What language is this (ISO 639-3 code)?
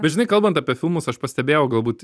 lit